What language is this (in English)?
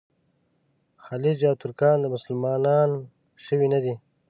Pashto